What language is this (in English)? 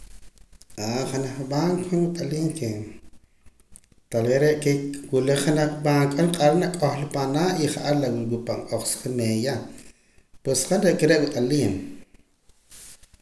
Poqomam